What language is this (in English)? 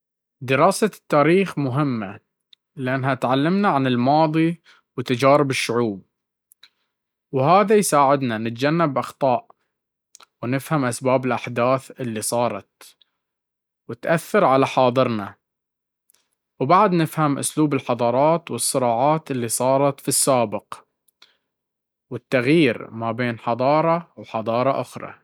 Baharna Arabic